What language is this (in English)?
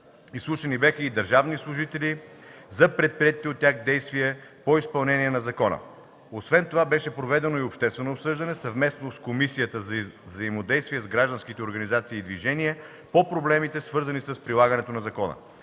Bulgarian